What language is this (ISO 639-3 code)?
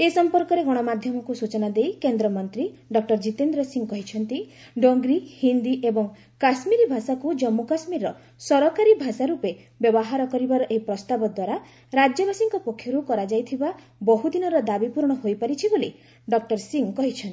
ori